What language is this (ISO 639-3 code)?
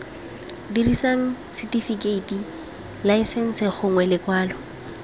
tsn